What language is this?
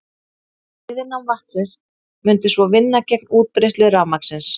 Icelandic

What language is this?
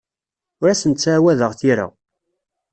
Kabyle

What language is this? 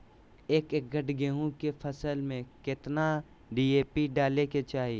Magahi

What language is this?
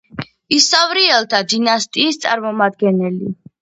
Georgian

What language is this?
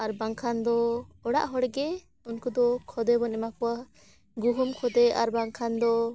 Santali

